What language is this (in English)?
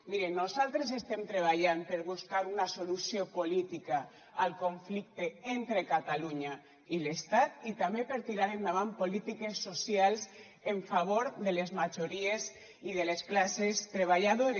Catalan